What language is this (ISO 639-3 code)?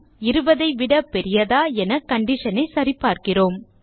tam